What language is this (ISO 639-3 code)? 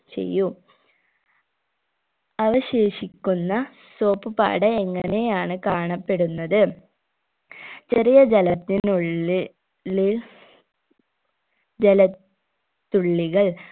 mal